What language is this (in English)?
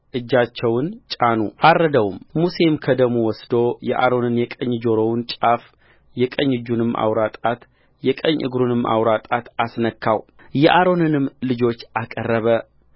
Amharic